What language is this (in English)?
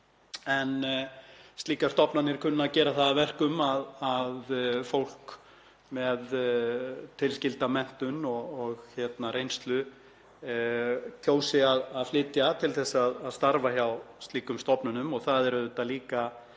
Icelandic